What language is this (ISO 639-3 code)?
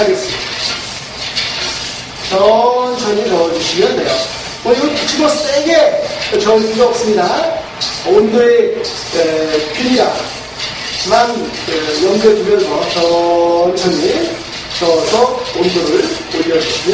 kor